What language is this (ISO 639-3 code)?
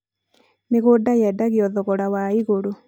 kik